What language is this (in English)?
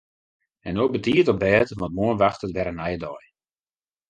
Western Frisian